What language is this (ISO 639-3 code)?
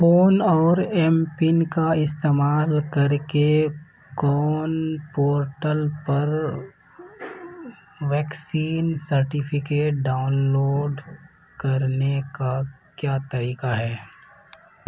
urd